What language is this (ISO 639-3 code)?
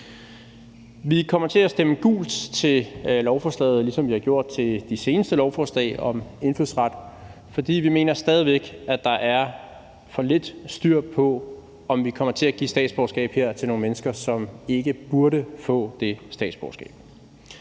dan